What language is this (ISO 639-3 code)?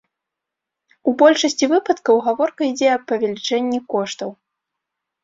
bel